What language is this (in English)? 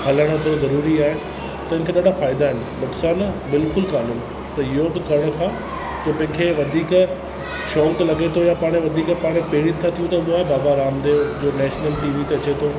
Sindhi